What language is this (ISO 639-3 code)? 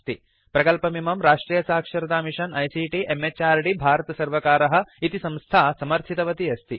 san